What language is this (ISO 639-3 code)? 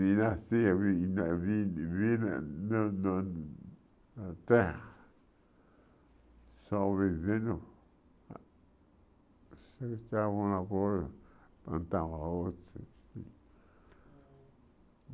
por